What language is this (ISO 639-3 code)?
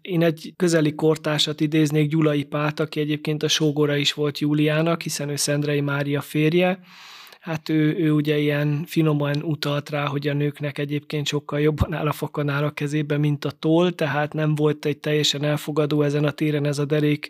hun